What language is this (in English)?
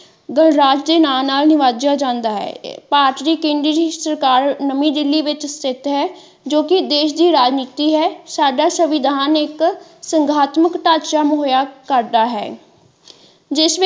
Punjabi